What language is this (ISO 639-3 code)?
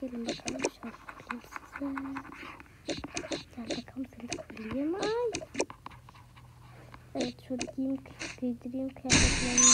tur